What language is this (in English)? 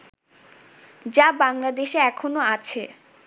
Bangla